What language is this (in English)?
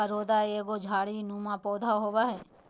Magahi